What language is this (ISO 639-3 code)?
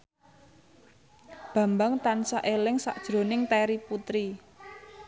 jav